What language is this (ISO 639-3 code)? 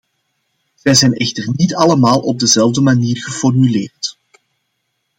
nld